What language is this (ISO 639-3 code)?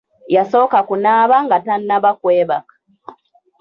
lug